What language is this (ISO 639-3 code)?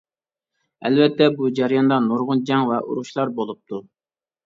uig